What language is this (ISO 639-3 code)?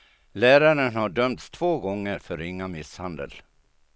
swe